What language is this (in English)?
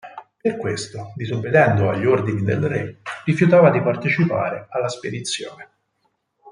Italian